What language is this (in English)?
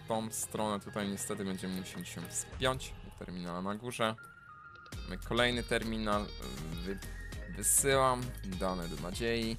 Polish